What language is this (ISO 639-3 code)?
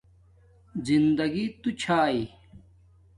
dmk